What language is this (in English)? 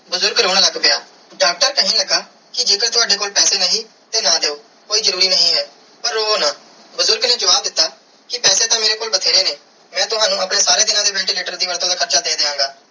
Punjabi